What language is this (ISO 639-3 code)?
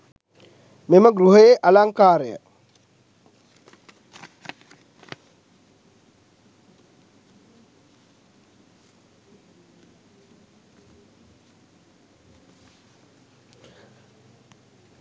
sin